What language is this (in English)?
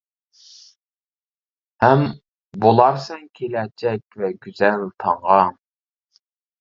Uyghur